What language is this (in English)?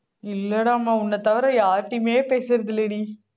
Tamil